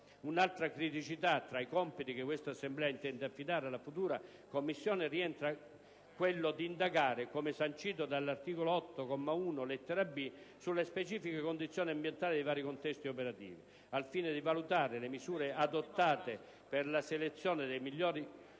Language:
Italian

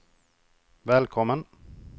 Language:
Swedish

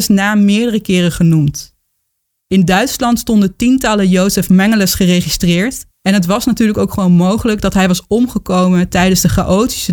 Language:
Dutch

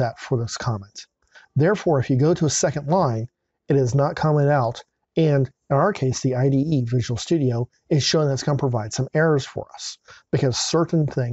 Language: English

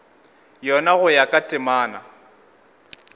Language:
Northern Sotho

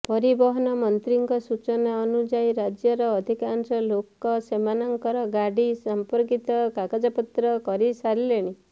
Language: Odia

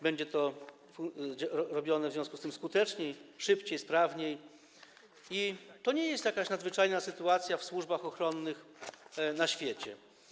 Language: Polish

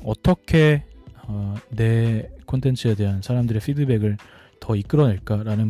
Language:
Korean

